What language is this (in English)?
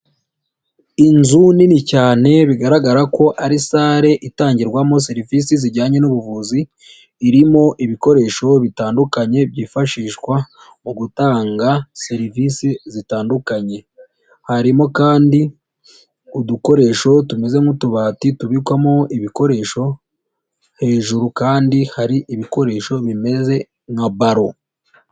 Kinyarwanda